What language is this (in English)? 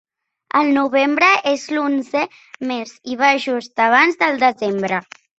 Catalan